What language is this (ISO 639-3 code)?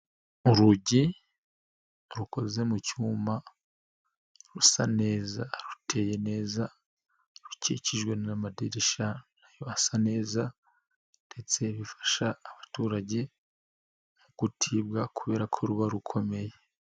kin